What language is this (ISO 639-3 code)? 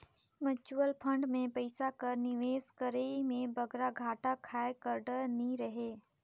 hne